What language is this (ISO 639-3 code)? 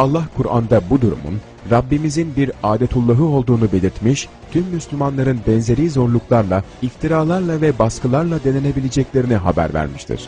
tur